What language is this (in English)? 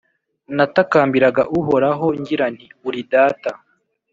Kinyarwanda